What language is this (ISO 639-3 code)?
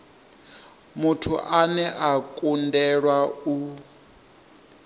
ven